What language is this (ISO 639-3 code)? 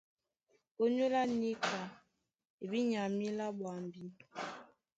dua